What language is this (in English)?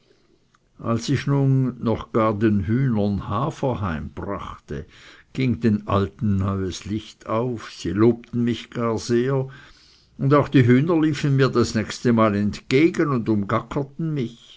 German